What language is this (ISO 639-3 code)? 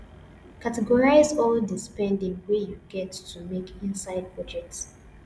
pcm